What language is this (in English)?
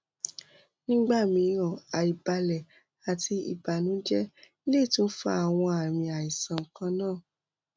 Yoruba